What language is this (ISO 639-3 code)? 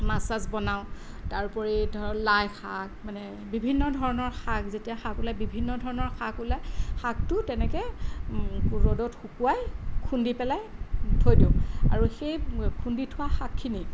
asm